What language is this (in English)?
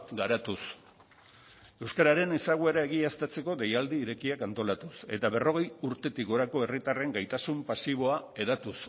Basque